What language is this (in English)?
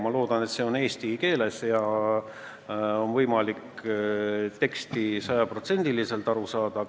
Estonian